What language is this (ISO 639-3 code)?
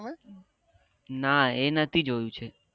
guj